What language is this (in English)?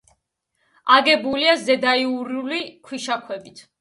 Georgian